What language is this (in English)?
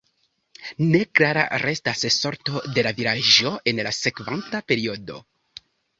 Esperanto